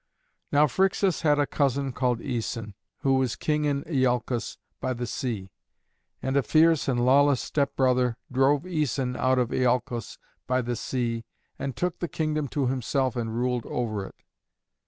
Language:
English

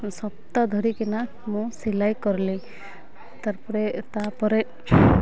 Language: Odia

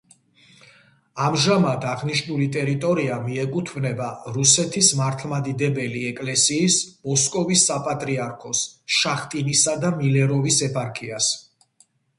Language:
Georgian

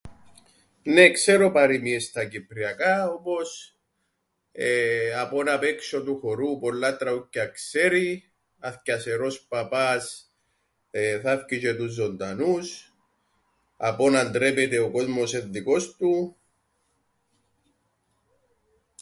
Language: Greek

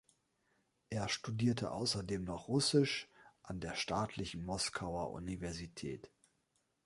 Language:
German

